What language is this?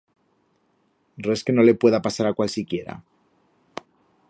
Aragonese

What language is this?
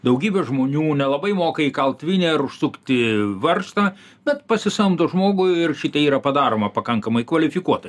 Lithuanian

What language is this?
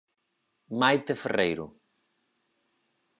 Galician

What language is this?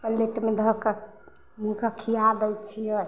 Maithili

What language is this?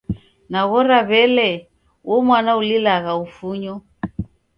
Taita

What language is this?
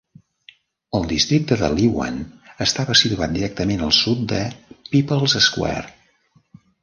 Catalan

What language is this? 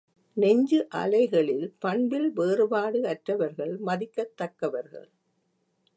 Tamil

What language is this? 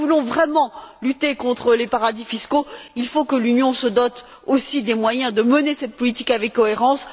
French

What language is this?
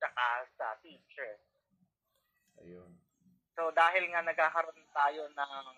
Filipino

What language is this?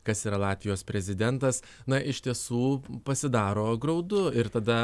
Lithuanian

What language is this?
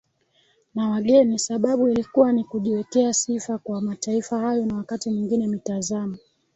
Swahili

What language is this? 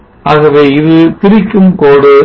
Tamil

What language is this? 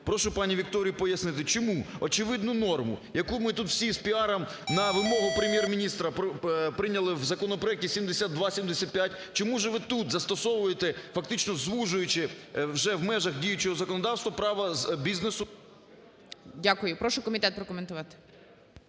Ukrainian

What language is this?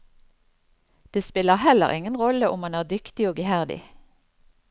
Norwegian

